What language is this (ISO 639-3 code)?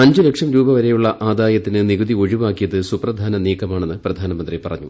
mal